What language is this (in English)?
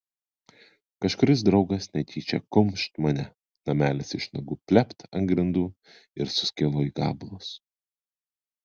Lithuanian